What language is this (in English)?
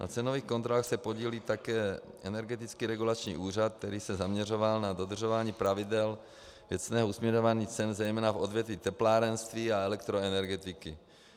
Czech